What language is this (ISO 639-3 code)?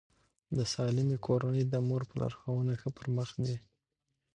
pus